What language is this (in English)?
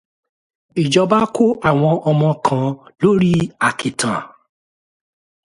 Yoruba